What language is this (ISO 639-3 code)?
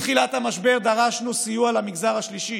heb